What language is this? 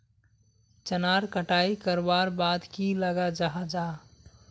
Magahi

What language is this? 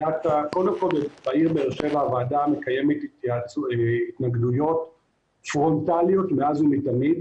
Hebrew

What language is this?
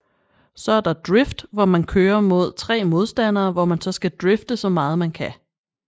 Danish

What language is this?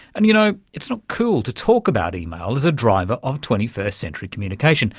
English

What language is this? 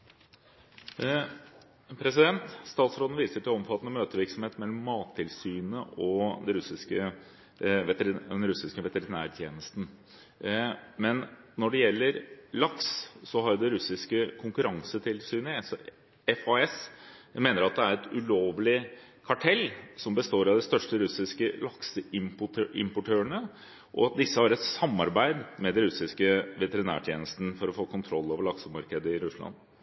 Norwegian Bokmål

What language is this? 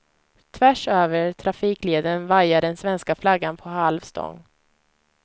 Swedish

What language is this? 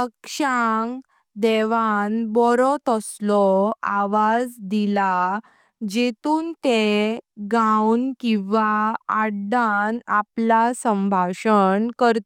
Konkani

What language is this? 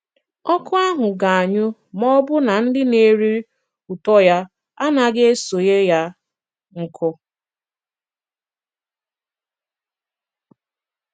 Igbo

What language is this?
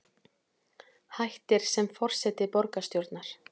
Icelandic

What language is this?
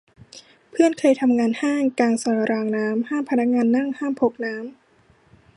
Thai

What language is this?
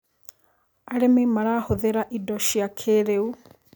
Kikuyu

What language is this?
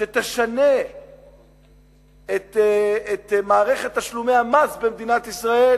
Hebrew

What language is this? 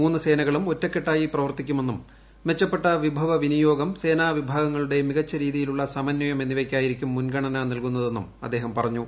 Malayalam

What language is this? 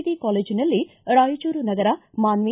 Kannada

